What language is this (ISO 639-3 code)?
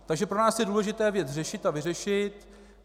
ces